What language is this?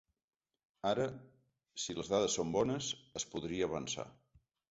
Catalan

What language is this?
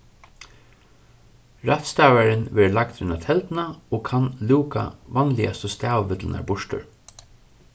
Faroese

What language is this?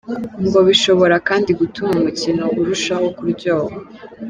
Kinyarwanda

